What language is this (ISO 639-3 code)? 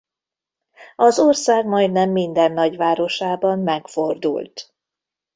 hun